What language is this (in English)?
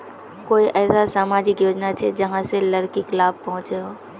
Magahi